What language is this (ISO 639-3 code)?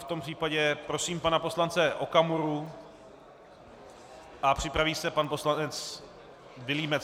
ces